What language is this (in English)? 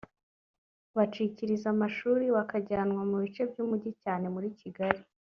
Kinyarwanda